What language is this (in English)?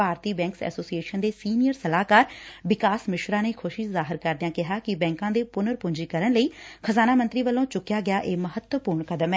Punjabi